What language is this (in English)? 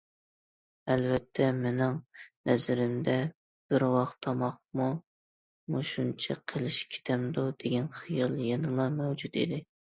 Uyghur